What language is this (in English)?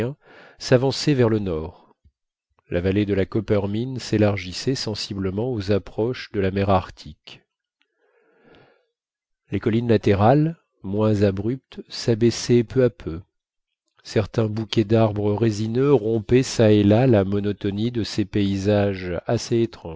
French